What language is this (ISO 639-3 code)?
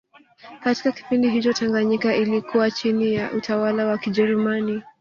swa